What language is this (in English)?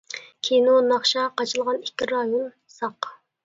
Uyghur